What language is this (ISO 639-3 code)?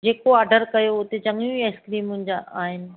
snd